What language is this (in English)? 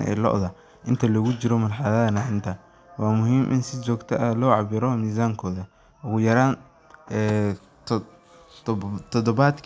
Somali